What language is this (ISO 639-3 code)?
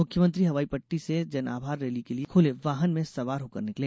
hin